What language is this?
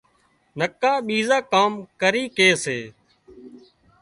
Wadiyara Koli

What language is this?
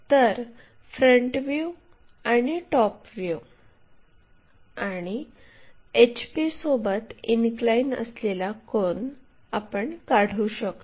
Marathi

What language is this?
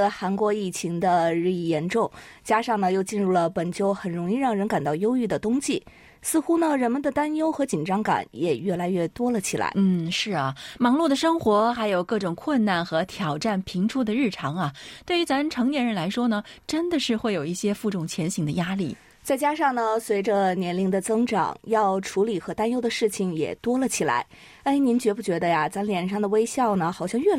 Chinese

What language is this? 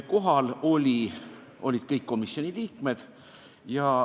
Estonian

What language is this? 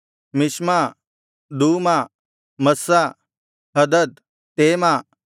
Kannada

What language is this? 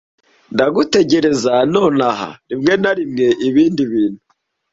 Kinyarwanda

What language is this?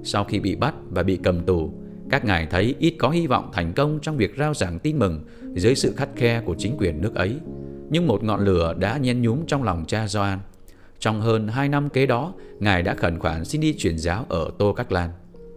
Vietnamese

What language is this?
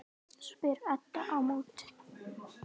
Icelandic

